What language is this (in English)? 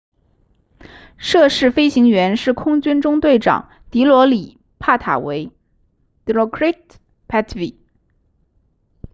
Chinese